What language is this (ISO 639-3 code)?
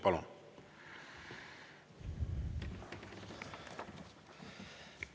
est